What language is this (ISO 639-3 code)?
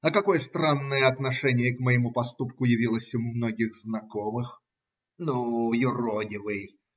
rus